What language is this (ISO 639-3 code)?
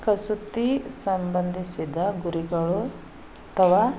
kan